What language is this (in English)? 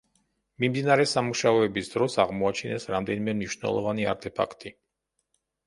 Georgian